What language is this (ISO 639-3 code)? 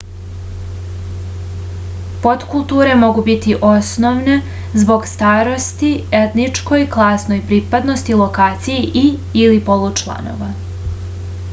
srp